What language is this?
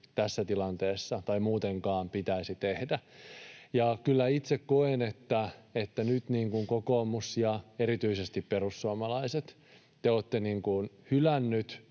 Finnish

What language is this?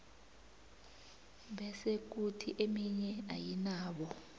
South Ndebele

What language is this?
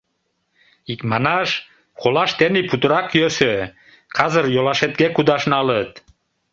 Mari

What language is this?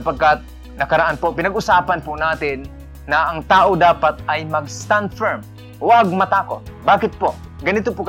Filipino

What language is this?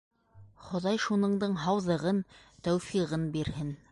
Bashkir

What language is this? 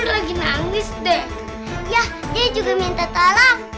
Indonesian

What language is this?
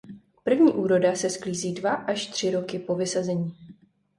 Czech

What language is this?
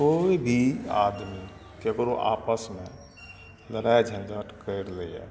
Maithili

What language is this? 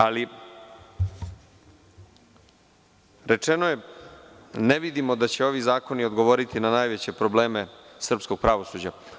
Serbian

